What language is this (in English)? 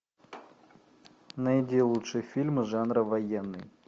Russian